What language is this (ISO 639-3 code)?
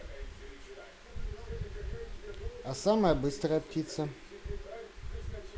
rus